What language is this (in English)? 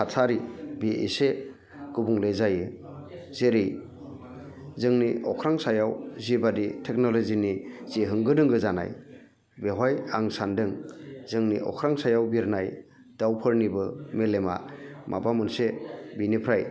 Bodo